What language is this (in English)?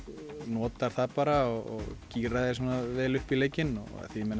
Icelandic